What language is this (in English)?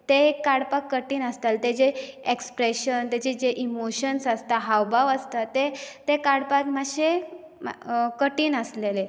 Konkani